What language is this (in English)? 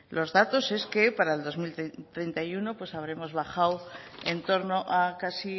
Spanish